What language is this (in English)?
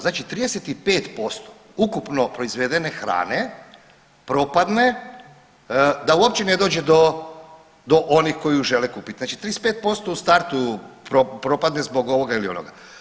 Croatian